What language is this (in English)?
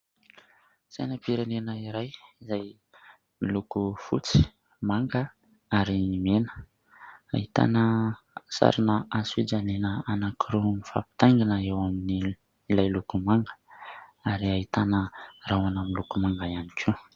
Malagasy